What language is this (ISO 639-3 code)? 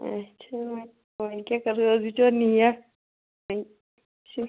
kas